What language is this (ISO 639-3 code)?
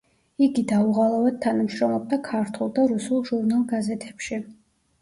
kat